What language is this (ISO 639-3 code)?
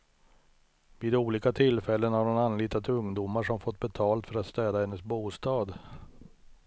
swe